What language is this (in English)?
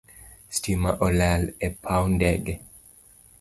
Luo (Kenya and Tanzania)